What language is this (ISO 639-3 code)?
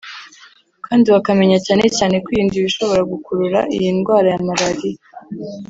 kin